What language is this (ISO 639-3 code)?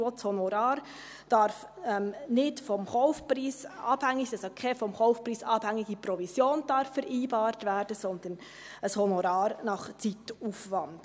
gsw